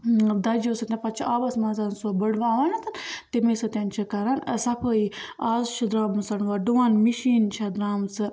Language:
Kashmiri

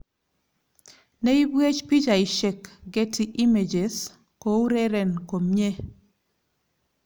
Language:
Kalenjin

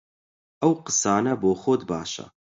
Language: Central Kurdish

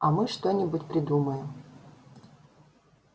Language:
Russian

